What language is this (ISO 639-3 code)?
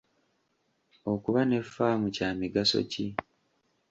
lug